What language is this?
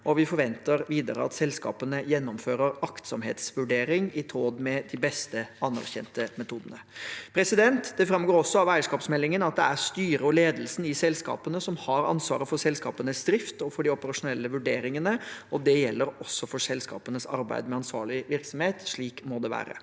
Norwegian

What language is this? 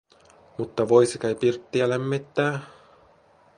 Finnish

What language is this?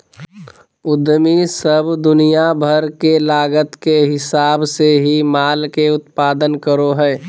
Magahi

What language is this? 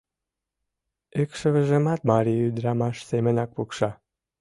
Mari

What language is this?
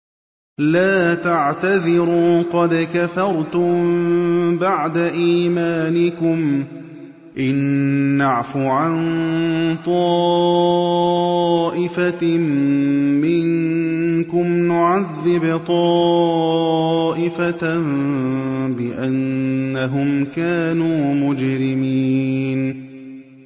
Arabic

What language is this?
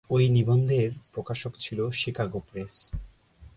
Bangla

